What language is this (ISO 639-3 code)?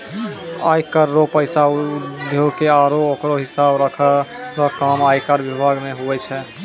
mai